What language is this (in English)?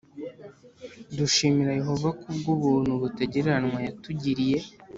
Kinyarwanda